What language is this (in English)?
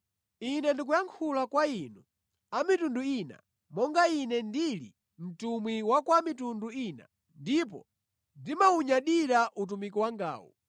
Nyanja